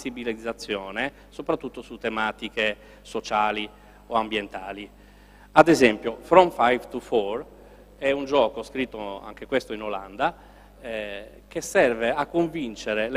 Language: Italian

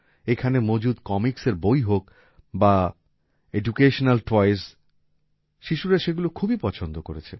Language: Bangla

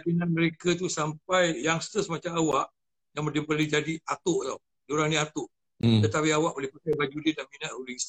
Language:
Malay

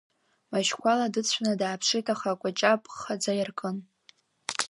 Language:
Abkhazian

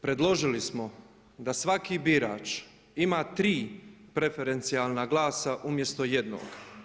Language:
Croatian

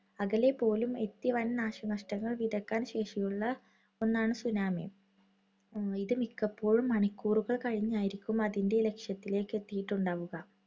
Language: Malayalam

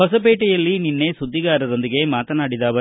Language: Kannada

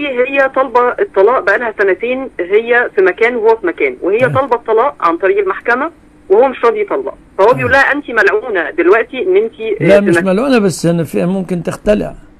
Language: Arabic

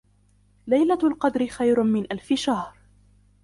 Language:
Arabic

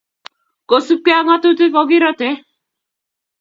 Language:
Kalenjin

